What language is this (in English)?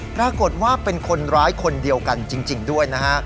Thai